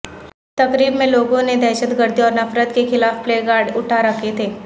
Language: Urdu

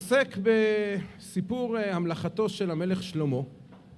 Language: Hebrew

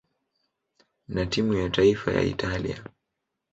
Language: Swahili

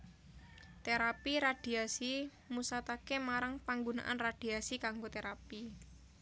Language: Javanese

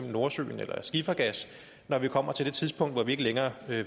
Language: Danish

